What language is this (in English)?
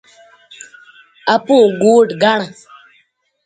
Bateri